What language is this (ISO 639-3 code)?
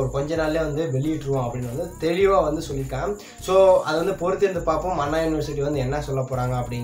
ron